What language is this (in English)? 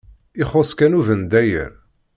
Kabyle